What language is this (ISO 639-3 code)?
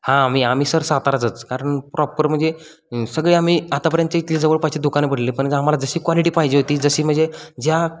mar